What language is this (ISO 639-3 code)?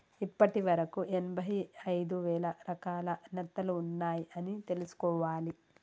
tel